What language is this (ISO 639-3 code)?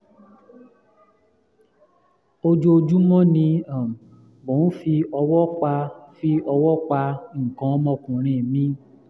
yor